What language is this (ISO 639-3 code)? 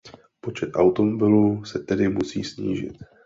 ces